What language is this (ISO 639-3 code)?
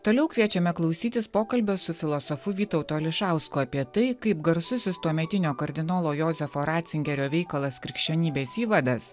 lit